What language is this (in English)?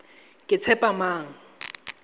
Tswana